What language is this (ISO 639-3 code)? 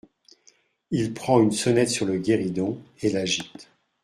fra